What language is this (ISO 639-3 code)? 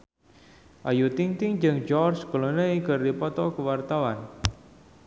sun